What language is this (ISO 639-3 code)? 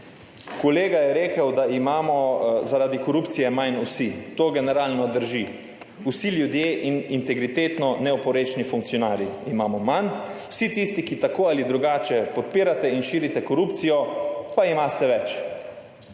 slv